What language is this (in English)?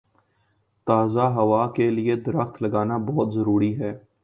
Urdu